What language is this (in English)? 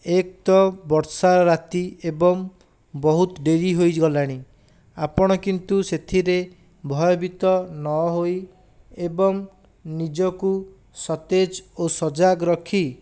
Odia